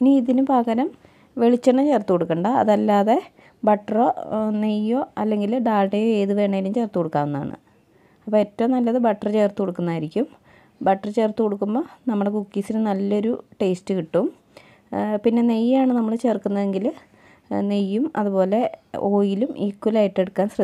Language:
Arabic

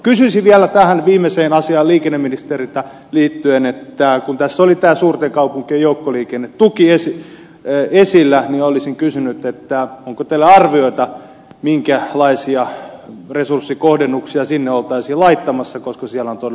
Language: Finnish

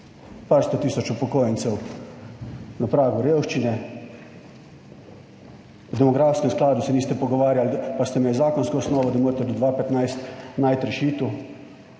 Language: Slovenian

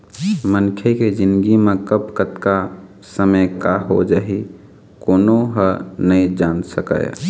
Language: Chhattisgarhi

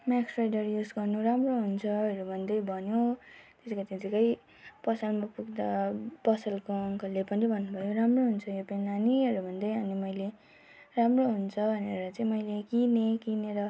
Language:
Nepali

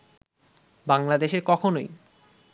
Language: Bangla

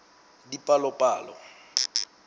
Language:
Southern Sotho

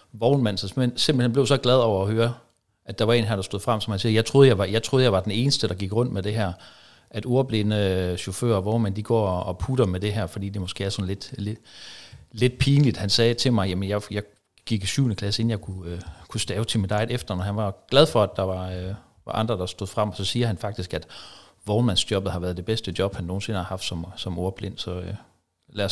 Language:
Danish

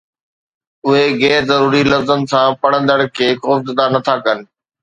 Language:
Sindhi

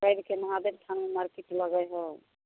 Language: Maithili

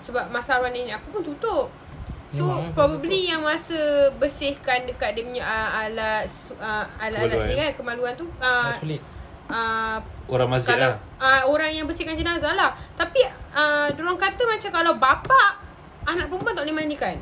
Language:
Malay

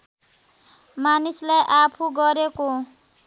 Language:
Nepali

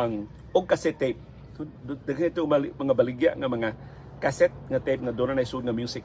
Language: Filipino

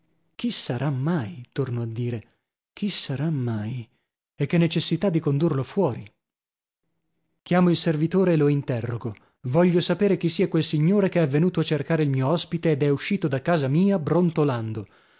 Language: Italian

